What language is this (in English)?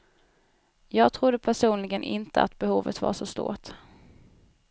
Swedish